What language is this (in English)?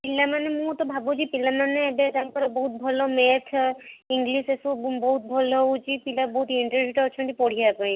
Odia